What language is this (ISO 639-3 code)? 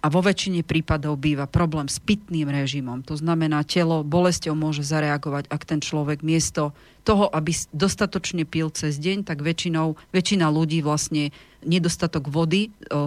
slk